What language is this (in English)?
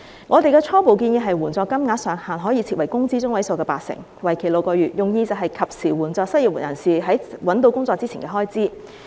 Cantonese